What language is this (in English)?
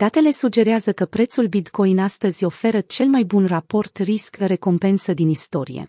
Romanian